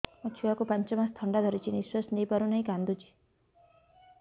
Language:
Odia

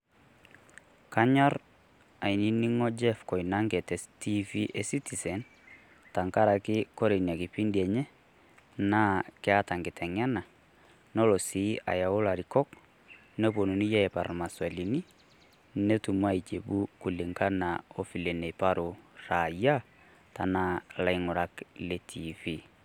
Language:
Masai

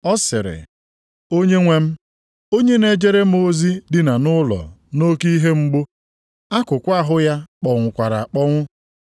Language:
Igbo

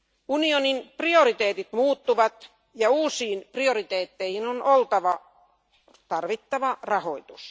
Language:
Finnish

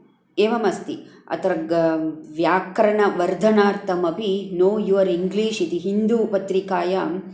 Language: Sanskrit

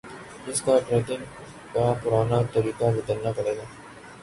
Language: Urdu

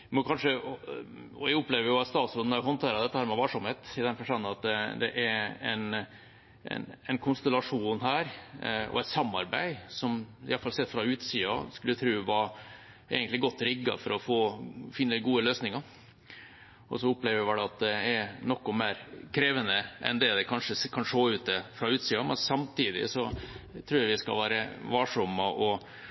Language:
Norwegian Bokmål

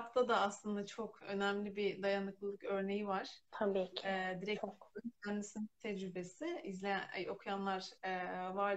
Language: Turkish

